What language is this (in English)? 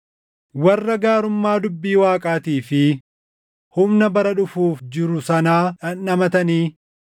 Oromo